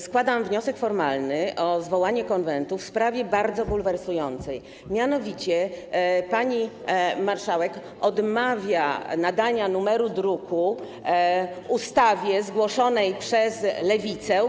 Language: Polish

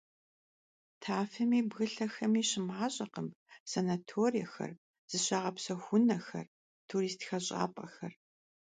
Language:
Kabardian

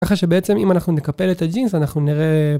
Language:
Hebrew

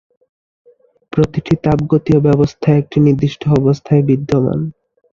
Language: Bangla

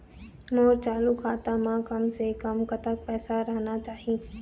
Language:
Chhattisgarhi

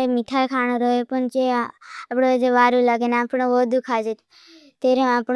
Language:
Bhili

